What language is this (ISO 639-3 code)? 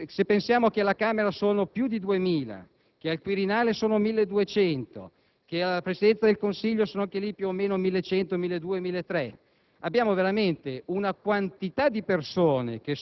ita